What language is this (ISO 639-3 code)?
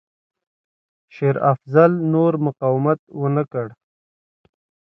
pus